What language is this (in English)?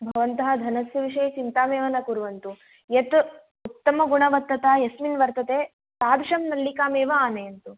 Sanskrit